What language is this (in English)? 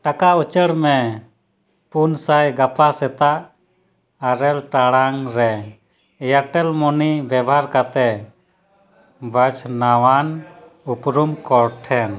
Santali